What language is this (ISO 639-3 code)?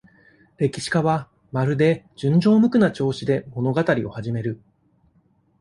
jpn